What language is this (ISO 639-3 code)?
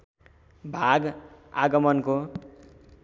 nep